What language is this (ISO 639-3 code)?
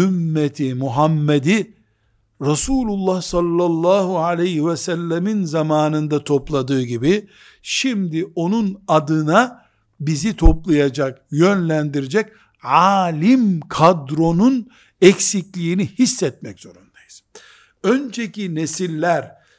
tur